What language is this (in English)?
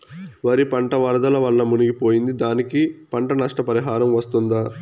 Telugu